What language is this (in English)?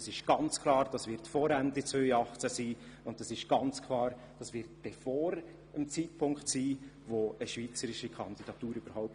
Swiss German